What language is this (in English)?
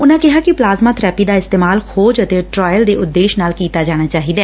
Punjabi